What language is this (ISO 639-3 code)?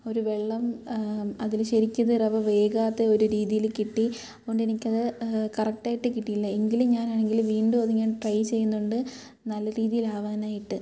mal